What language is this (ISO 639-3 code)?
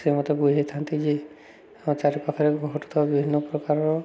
ori